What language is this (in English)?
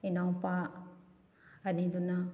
Manipuri